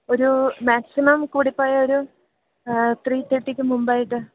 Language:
Malayalam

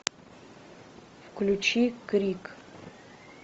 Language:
Russian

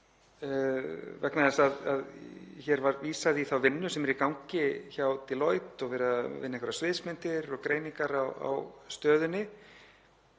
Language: Icelandic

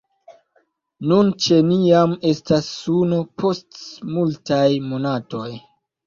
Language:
Esperanto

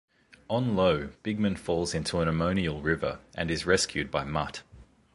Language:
English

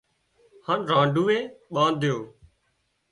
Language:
Wadiyara Koli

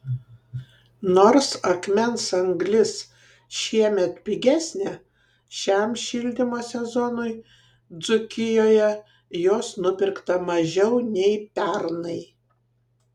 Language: Lithuanian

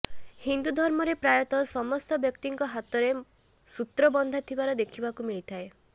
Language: Odia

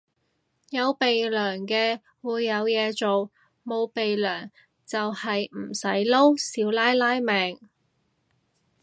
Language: Cantonese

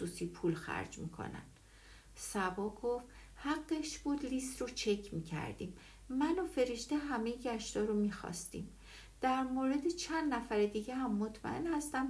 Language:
Persian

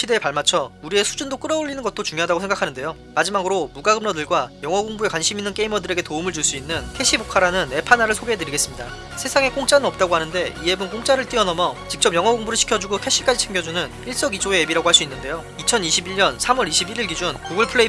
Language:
Korean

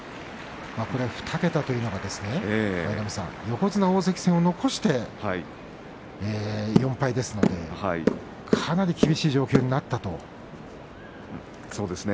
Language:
Japanese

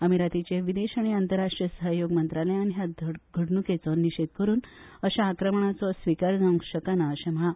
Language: Konkani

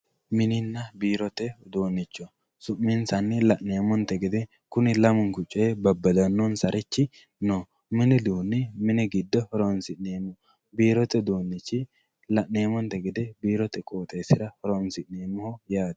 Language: Sidamo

